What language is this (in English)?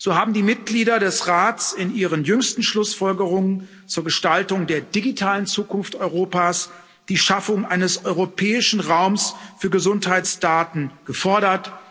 German